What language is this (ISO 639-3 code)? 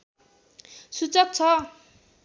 nep